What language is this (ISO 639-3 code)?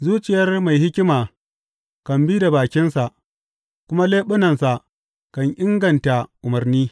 hau